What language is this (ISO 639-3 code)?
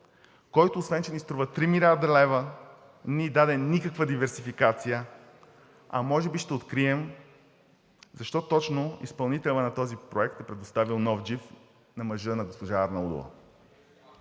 bul